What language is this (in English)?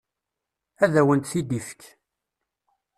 Kabyle